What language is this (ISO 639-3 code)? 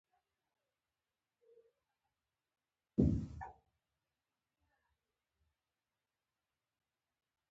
pus